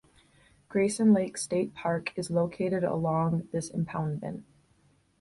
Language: English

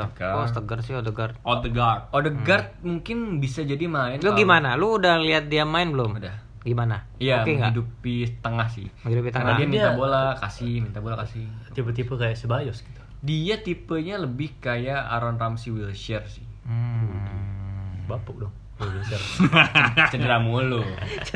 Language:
Indonesian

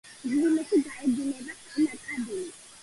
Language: Georgian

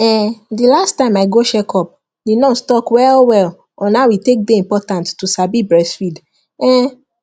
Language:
Nigerian Pidgin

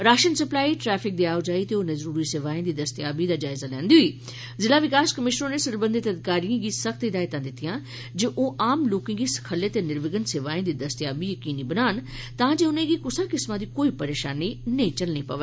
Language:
Dogri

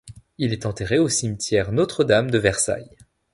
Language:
French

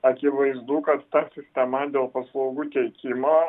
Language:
Lithuanian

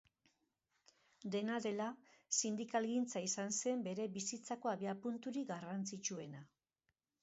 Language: Basque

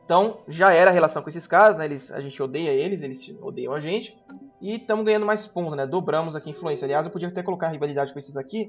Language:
Portuguese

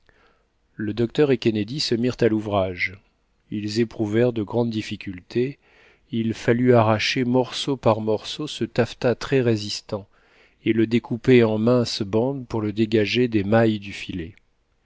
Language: French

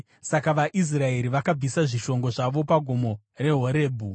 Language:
Shona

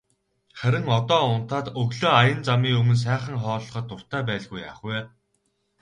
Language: Mongolian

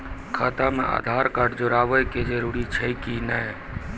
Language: Maithili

